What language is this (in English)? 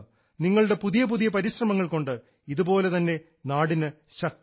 Malayalam